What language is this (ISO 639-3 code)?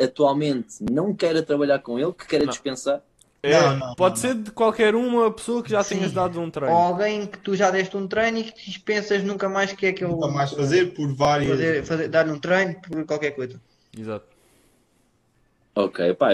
por